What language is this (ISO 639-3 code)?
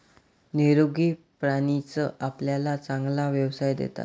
mar